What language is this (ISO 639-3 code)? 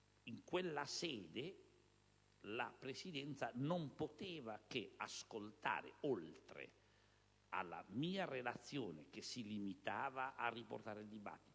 ita